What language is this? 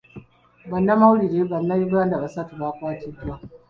Ganda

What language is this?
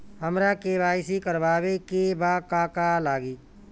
Bhojpuri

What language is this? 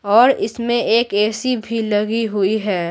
Hindi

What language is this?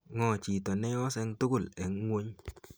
Kalenjin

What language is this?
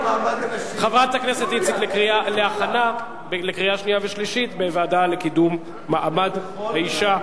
Hebrew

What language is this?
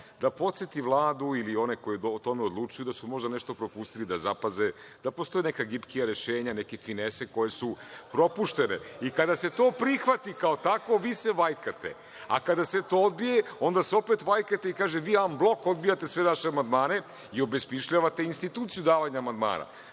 Serbian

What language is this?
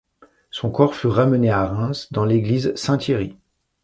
French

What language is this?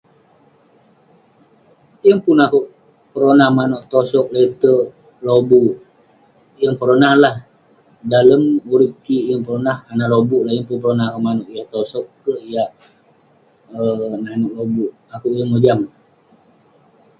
Western Penan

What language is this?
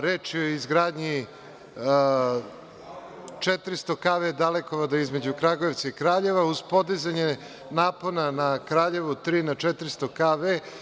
Serbian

